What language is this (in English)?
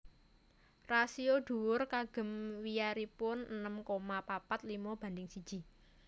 Javanese